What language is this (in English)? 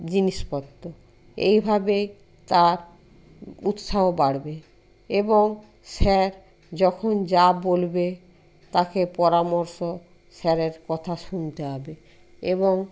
Bangla